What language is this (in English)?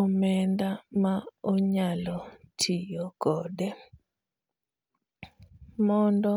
Luo (Kenya and Tanzania)